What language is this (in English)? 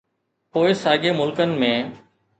Sindhi